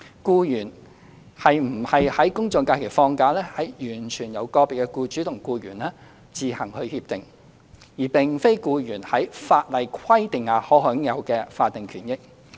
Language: Cantonese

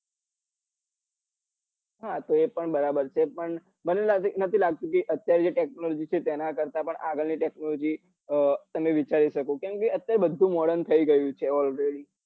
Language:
Gujarati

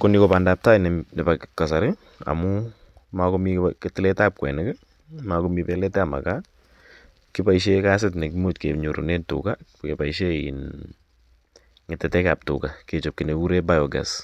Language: Kalenjin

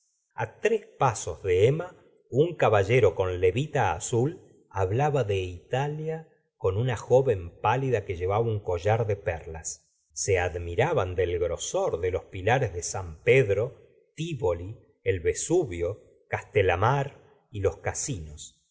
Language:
Spanish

